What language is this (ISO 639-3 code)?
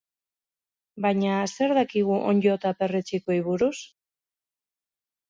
eus